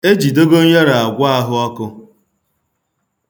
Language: Igbo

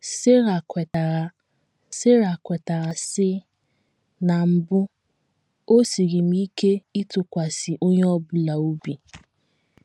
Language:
Igbo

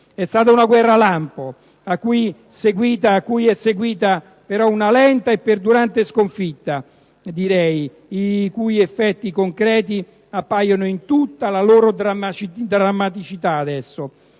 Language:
Italian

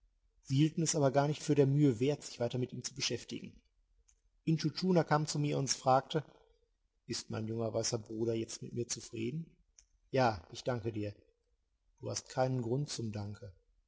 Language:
German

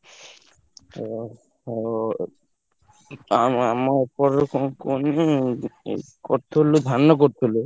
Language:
Odia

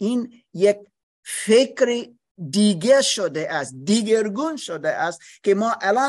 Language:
Persian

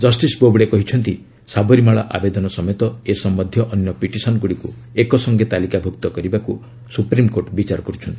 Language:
Odia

